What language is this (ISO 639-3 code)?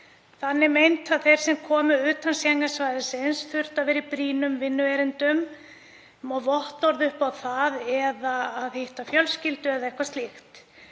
isl